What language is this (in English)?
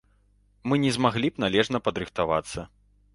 Belarusian